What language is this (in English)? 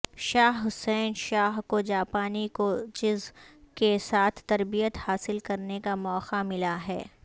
Urdu